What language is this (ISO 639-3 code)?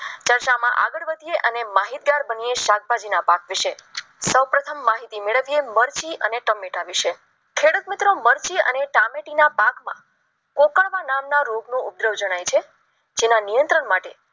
guj